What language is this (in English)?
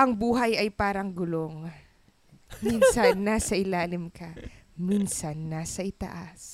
Filipino